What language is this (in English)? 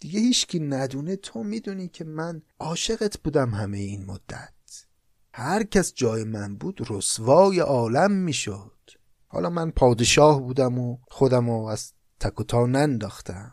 Persian